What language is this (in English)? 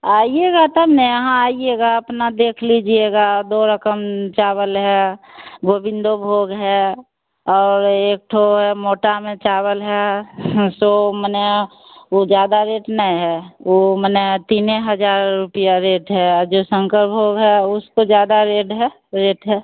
Hindi